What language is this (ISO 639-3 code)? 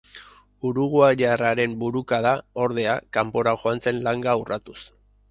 eus